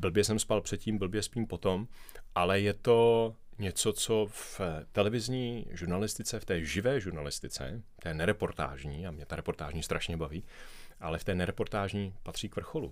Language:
Czech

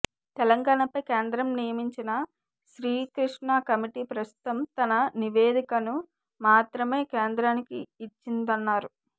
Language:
Telugu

